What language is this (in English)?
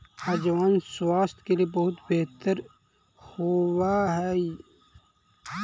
Magahi